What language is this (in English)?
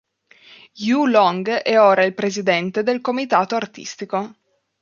Italian